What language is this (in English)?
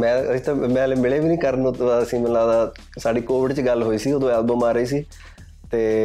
Punjabi